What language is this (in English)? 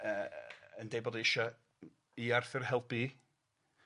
Welsh